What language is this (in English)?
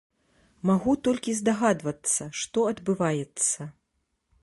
Belarusian